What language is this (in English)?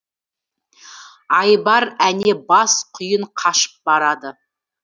Kazakh